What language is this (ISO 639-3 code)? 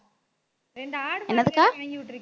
tam